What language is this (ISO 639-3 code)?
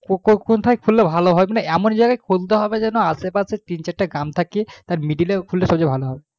ben